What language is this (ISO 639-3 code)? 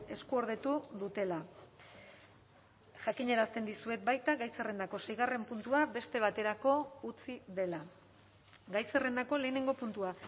eus